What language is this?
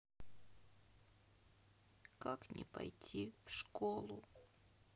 Russian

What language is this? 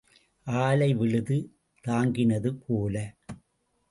Tamil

